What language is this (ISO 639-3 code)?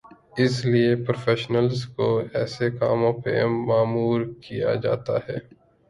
urd